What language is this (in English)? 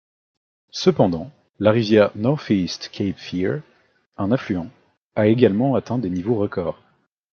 French